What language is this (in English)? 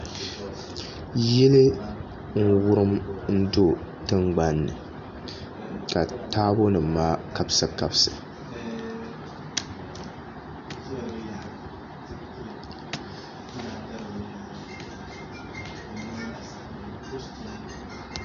Dagbani